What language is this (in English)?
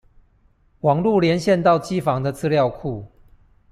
Chinese